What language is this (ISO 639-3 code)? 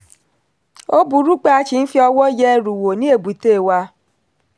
yor